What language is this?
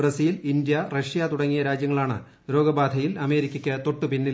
Malayalam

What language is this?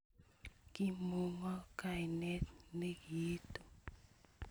Kalenjin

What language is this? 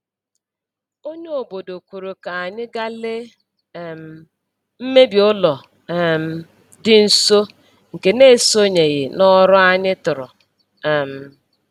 Igbo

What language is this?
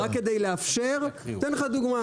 Hebrew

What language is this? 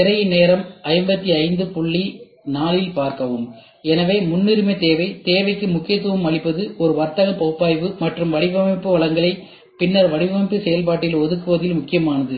Tamil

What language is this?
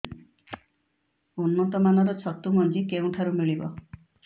Odia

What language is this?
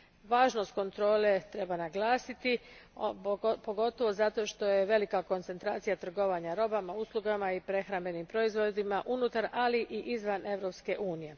Croatian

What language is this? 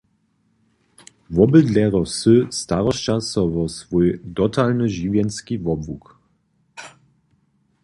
Upper Sorbian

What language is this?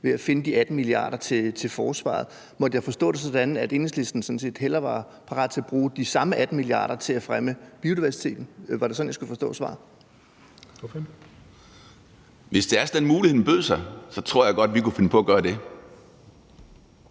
Danish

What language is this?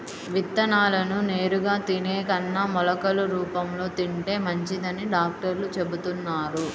Telugu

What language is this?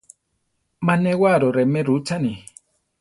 Central Tarahumara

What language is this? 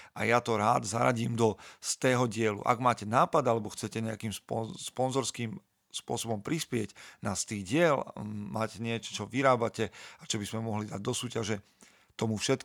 Slovak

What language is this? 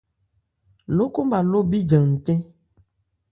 Ebrié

